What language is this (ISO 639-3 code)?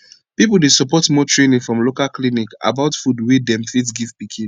pcm